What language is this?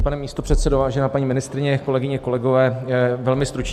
Czech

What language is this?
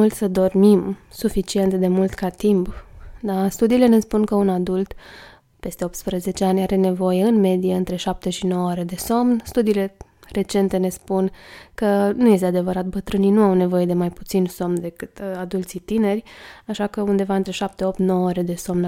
Romanian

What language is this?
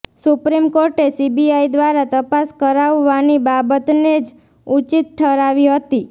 Gujarati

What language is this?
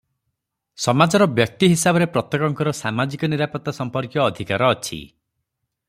Odia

